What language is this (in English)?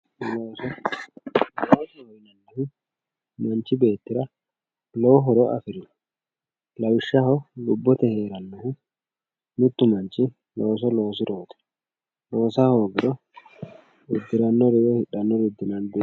Sidamo